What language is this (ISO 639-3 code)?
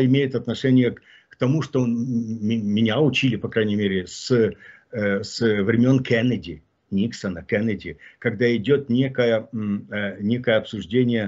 rus